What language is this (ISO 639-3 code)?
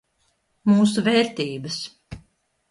lav